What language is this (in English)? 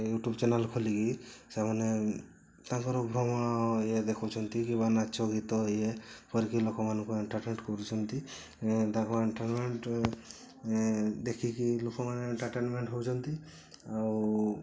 Odia